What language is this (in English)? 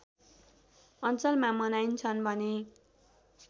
Nepali